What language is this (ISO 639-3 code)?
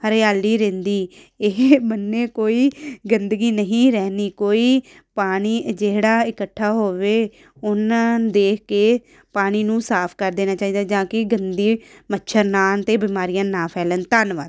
pan